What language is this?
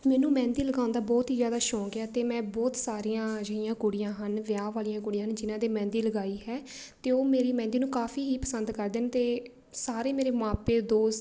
Punjabi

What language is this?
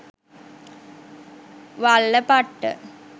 Sinhala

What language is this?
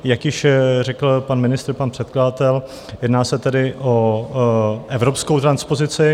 Czech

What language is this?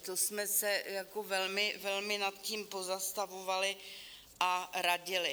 Czech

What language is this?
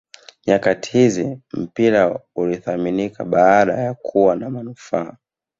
Swahili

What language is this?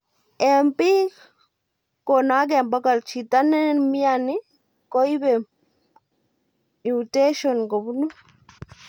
Kalenjin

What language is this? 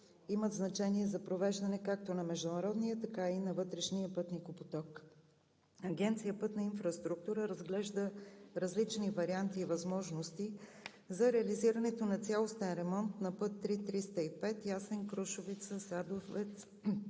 Bulgarian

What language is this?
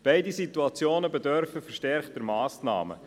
Swiss German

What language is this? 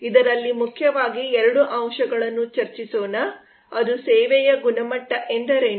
Kannada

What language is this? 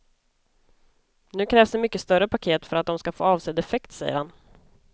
Swedish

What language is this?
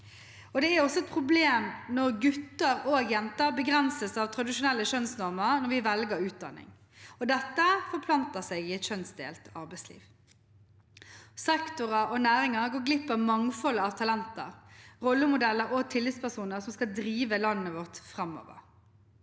Norwegian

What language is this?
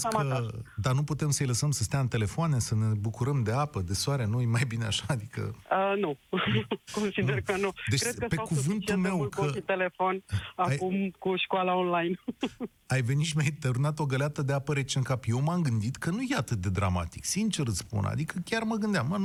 Romanian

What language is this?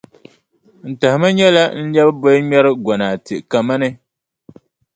Dagbani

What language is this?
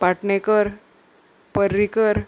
Konkani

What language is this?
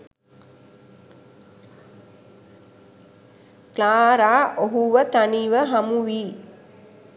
Sinhala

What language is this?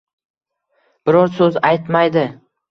Uzbek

